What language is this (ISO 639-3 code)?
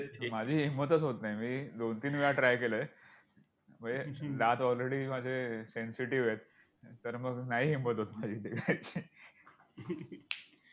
mar